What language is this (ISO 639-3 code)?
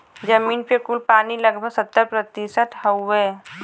bho